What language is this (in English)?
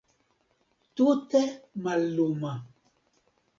Esperanto